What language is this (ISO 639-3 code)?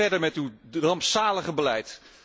nld